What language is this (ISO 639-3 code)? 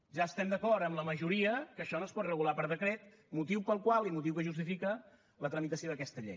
cat